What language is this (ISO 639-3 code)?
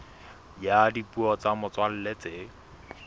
sot